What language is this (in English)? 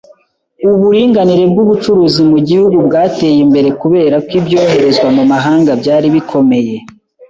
Kinyarwanda